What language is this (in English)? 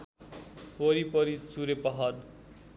Nepali